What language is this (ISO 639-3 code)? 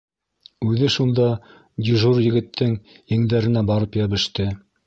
bak